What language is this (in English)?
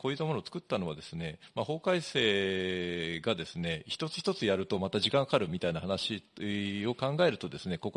Japanese